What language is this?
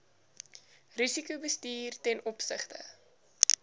Afrikaans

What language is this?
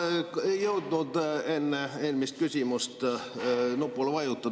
Estonian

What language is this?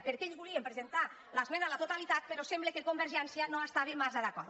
Catalan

